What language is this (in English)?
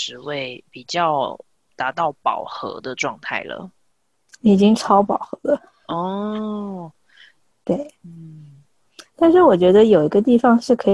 Chinese